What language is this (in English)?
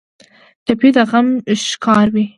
Pashto